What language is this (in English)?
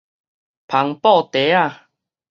Min Nan Chinese